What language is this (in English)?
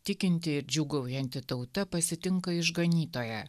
Lithuanian